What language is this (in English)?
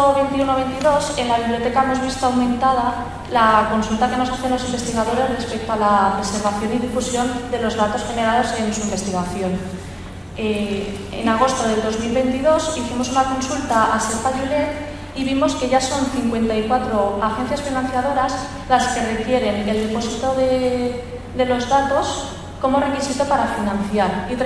Spanish